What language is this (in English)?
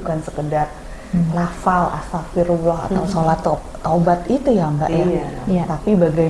Indonesian